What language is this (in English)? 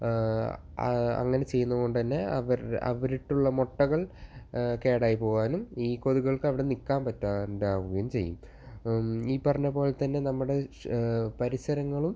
Malayalam